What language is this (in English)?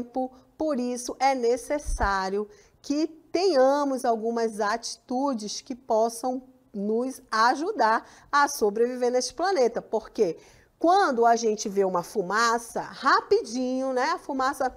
Portuguese